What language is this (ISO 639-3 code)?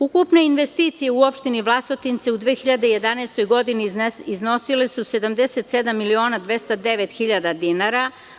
srp